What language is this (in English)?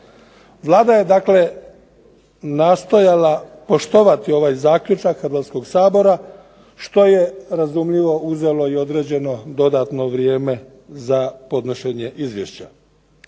Croatian